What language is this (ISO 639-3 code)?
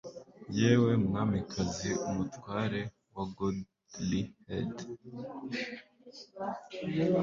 kin